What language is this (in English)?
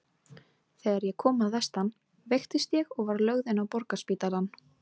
Icelandic